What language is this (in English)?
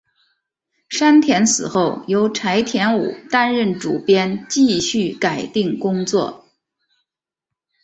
Chinese